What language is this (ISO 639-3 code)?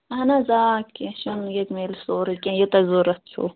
kas